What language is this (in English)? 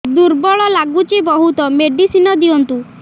Odia